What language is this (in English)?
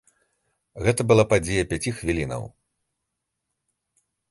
Belarusian